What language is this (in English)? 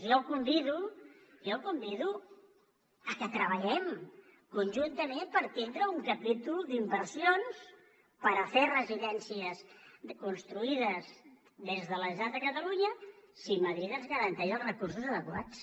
Catalan